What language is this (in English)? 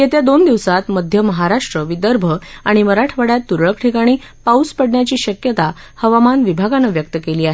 Marathi